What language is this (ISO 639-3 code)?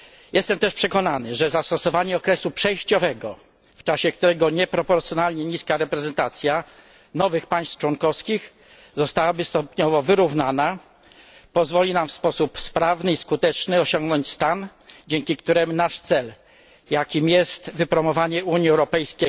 pol